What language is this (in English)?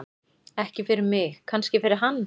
Icelandic